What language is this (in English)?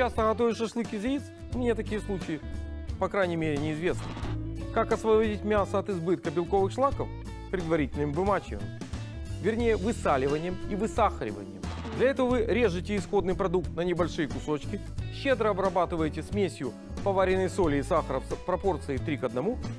Russian